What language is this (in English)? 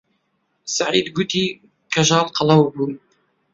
Central Kurdish